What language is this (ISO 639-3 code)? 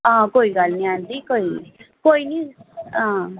doi